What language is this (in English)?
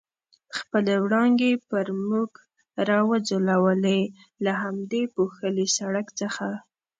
Pashto